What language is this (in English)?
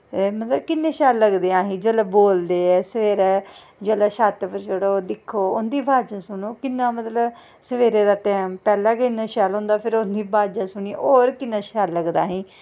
Dogri